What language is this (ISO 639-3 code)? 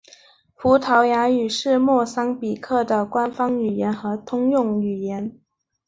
zho